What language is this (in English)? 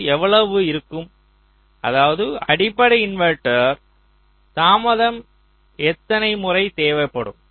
Tamil